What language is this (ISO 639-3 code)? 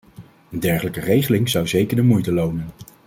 nld